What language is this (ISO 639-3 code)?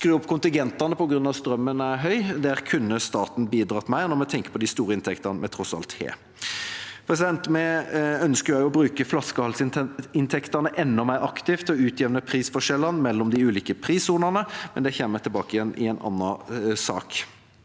nor